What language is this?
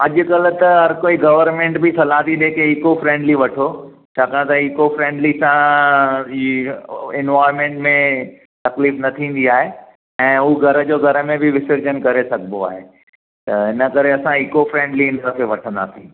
Sindhi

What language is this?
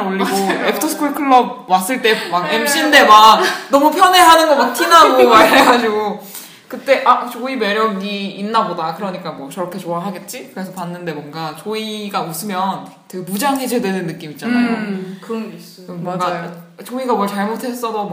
Korean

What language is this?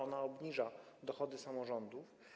Polish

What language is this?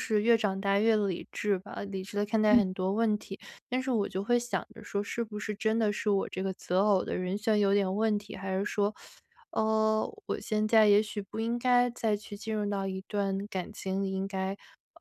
Chinese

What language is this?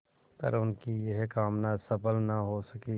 Hindi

